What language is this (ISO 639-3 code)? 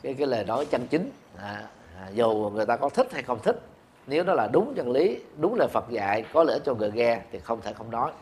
vie